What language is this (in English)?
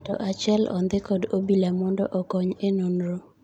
Luo (Kenya and Tanzania)